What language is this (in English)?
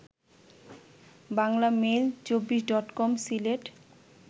Bangla